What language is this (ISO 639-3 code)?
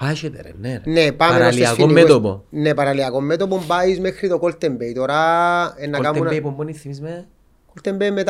ell